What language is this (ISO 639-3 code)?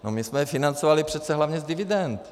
ces